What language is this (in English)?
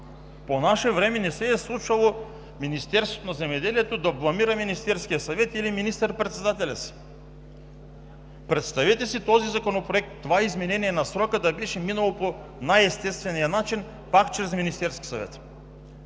Bulgarian